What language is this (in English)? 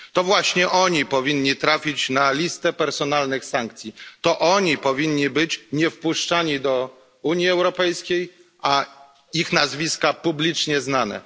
Polish